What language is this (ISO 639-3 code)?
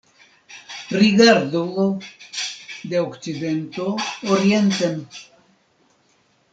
epo